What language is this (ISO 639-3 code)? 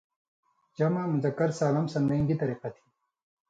mvy